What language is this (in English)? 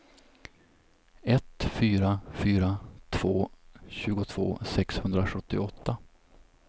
Swedish